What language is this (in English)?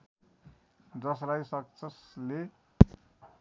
Nepali